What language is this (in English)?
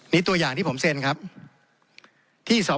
Thai